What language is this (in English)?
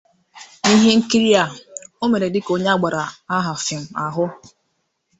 Igbo